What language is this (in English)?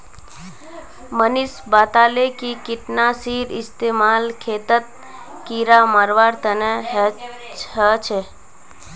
Magahi